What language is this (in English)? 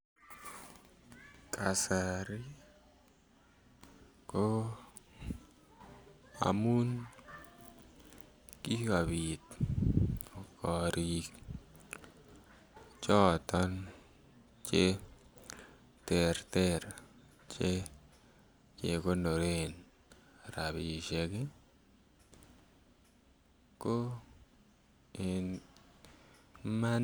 Kalenjin